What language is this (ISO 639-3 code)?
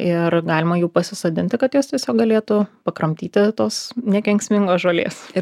lit